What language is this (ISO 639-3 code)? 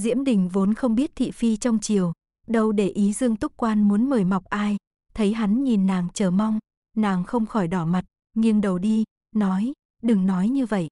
vie